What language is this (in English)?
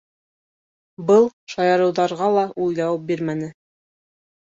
Bashkir